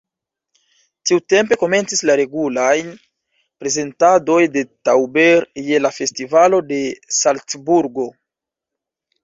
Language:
Esperanto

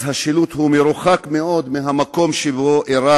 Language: Hebrew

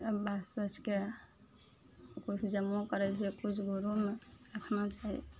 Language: Maithili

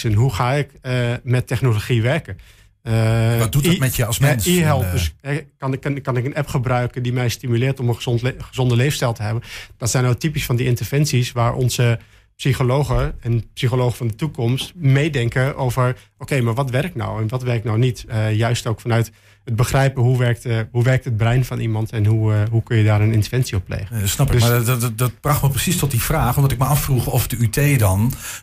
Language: Dutch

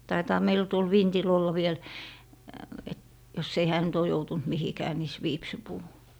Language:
Finnish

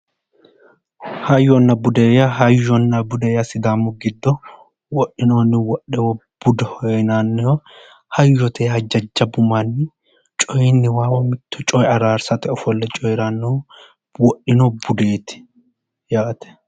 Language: Sidamo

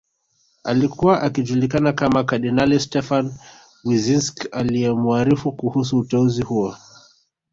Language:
Swahili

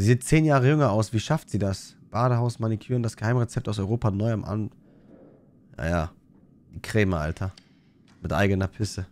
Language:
German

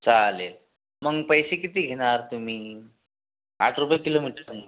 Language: Marathi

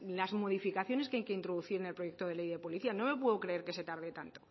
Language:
Spanish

